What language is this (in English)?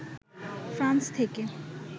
Bangla